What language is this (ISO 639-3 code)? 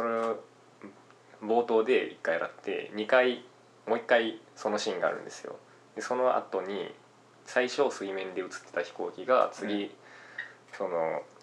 jpn